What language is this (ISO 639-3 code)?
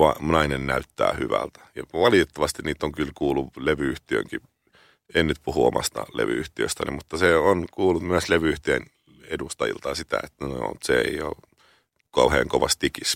fin